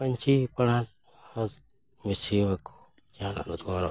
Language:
Santali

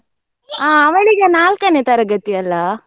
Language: Kannada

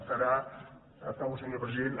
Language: Catalan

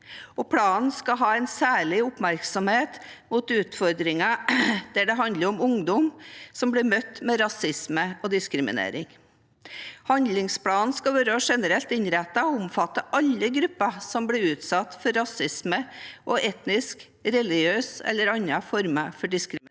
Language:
Norwegian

